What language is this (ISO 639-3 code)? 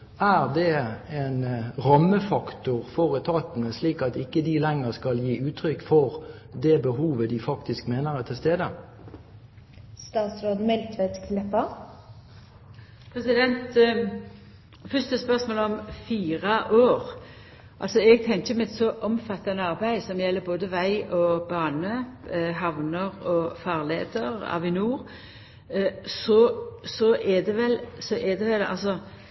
nor